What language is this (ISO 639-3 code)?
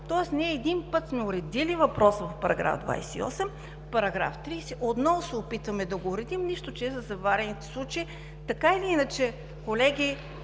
bul